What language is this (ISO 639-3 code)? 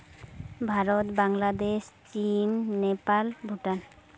sat